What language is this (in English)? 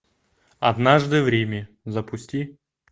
Russian